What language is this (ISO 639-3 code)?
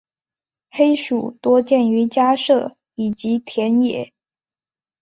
zho